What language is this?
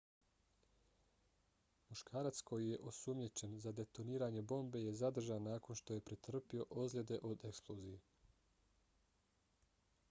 Bosnian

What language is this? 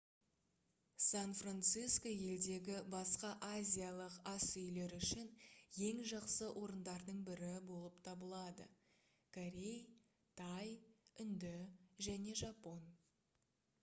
Kazakh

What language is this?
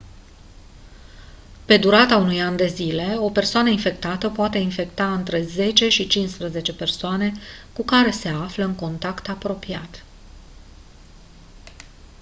Romanian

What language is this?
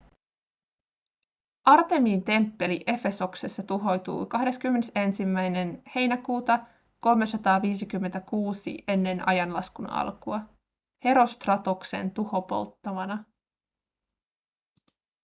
Finnish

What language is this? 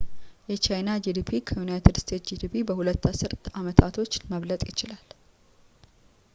Amharic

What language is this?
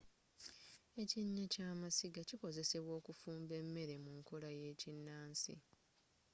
Ganda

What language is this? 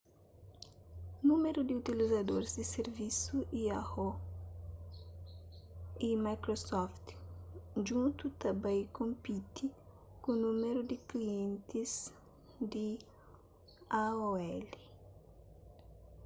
Kabuverdianu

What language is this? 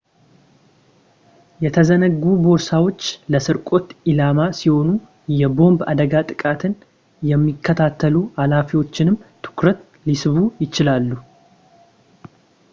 Amharic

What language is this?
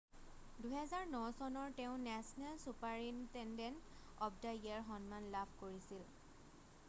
Assamese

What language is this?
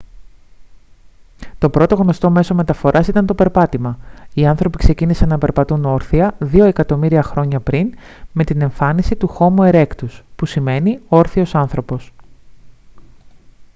Greek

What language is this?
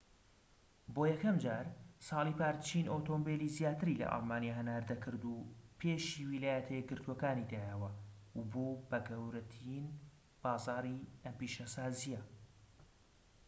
Central Kurdish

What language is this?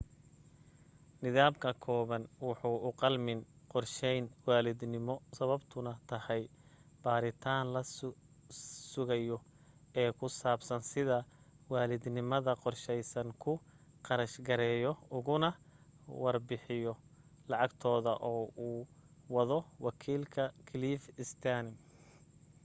Somali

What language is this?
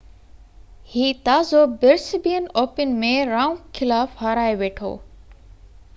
Sindhi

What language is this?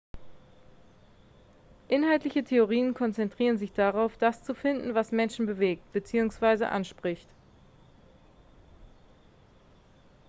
German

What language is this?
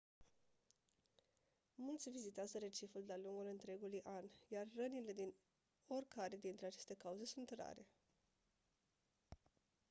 Romanian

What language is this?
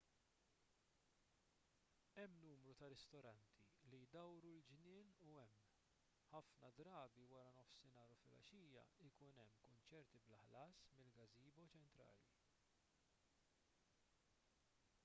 Maltese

